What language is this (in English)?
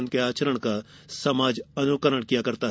Hindi